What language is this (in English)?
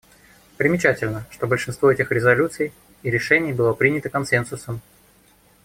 Russian